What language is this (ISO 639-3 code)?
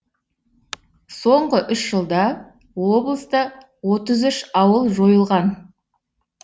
kaz